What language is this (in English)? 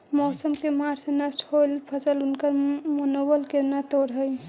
Magahi